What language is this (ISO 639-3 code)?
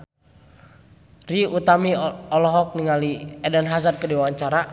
sun